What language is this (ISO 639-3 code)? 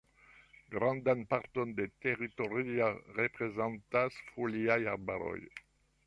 epo